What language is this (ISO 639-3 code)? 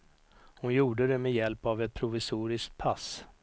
swe